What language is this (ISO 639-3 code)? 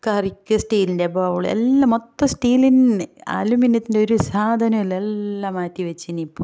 mal